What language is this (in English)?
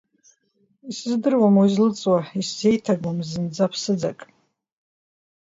Abkhazian